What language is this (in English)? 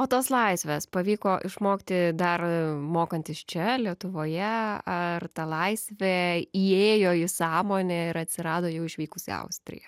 Lithuanian